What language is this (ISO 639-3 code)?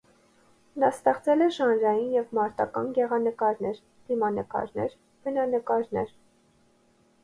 hye